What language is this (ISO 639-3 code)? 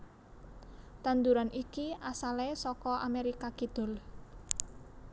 jav